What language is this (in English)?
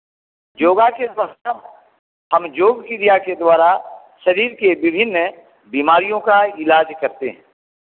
Hindi